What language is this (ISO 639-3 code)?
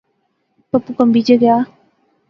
phr